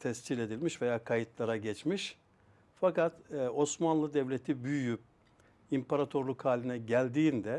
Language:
Turkish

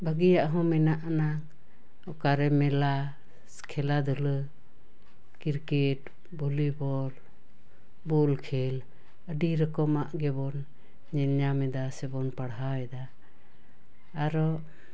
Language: Santali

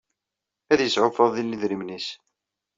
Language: Kabyle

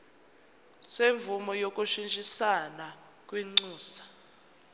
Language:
Zulu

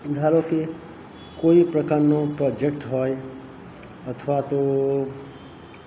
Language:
Gujarati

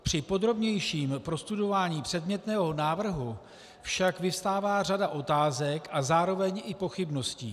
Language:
Czech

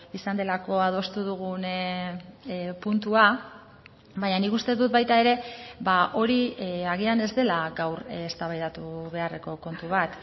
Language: Basque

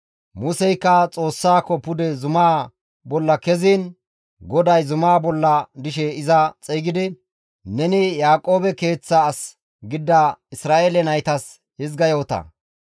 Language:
Gamo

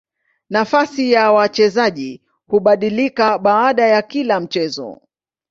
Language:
Swahili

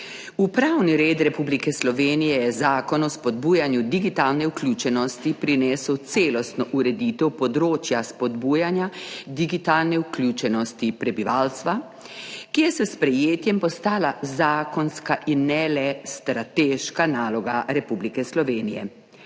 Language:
Slovenian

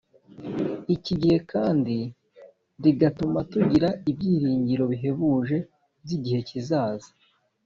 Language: Kinyarwanda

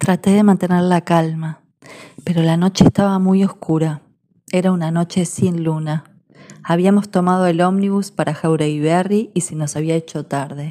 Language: Spanish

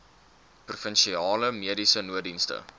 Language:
Afrikaans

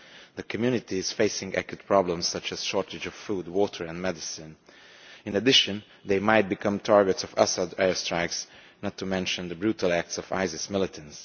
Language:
English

